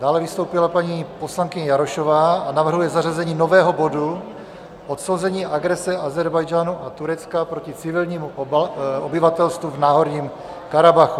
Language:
Czech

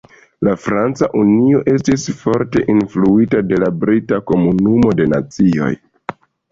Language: Esperanto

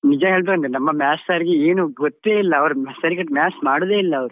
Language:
Kannada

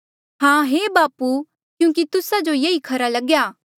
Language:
Mandeali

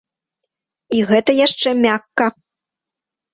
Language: Belarusian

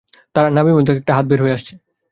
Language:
Bangla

